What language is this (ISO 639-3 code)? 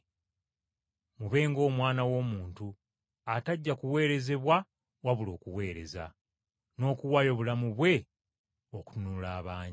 lug